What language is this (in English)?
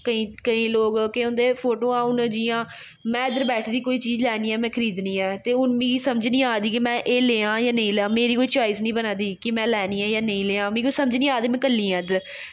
Dogri